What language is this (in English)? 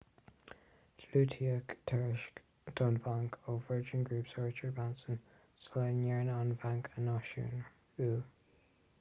Irish